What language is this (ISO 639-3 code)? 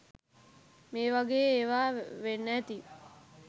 sin